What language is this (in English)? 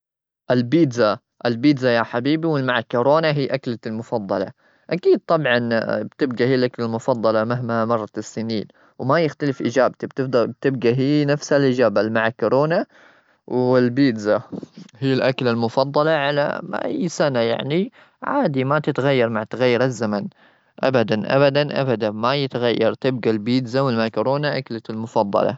Gulf Arabic